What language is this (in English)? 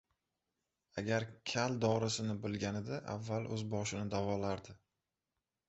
Uzbek